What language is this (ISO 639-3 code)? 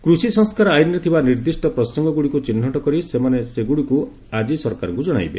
ori